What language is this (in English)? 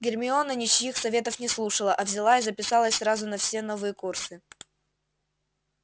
Russian